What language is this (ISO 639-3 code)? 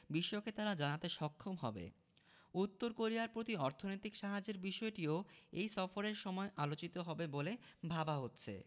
ben